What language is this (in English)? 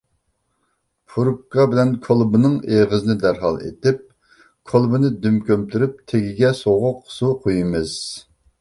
Uyghur